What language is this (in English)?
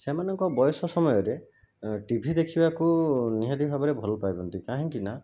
Odia